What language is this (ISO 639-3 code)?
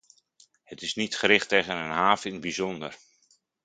nld